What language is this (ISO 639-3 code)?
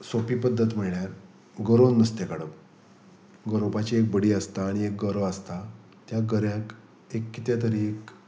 kok